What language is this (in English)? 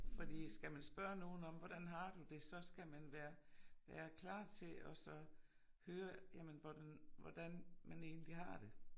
Danish